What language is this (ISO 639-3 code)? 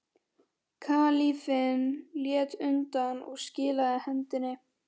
isl